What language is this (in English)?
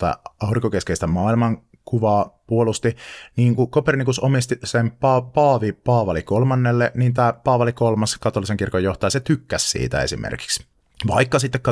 Finnish